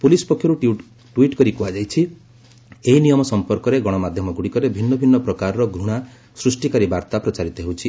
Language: Odia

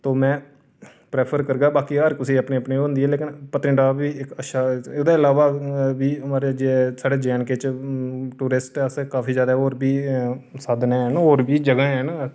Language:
Dogri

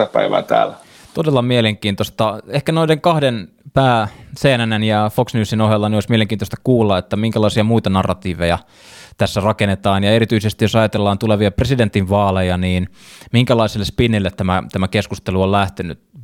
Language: Finnish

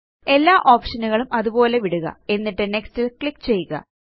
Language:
Malayalam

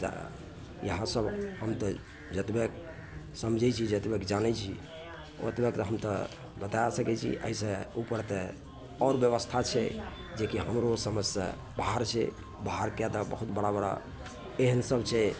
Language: Maithili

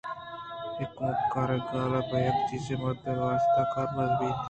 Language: Eastern Balochi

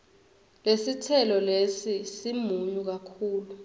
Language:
Swati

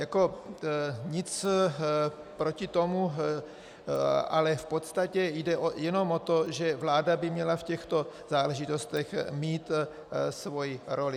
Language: Czech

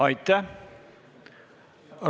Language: Estonian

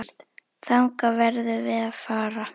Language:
Icelandic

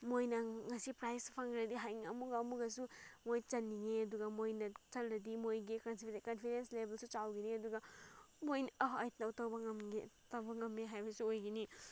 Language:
Manipuri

